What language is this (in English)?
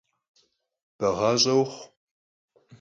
Kabardian